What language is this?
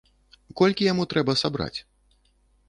Belarusian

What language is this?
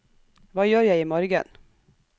Norwegian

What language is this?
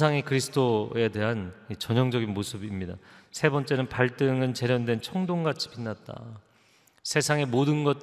Korean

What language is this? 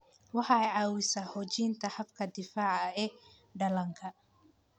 Somali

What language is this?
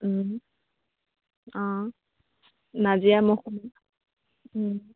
Assamese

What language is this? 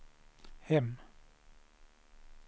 Swedish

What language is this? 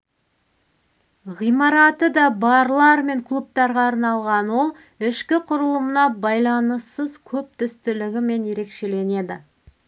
Kazakh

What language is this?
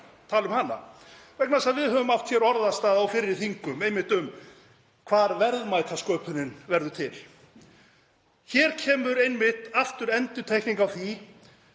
Icelandic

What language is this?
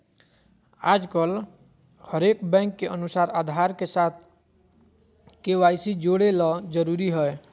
Magahi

